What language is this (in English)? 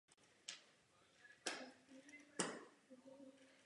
Czech